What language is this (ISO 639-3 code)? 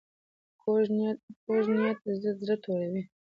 pus